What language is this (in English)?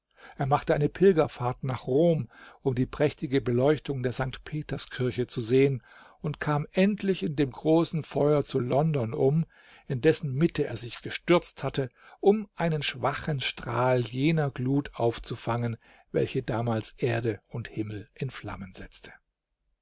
German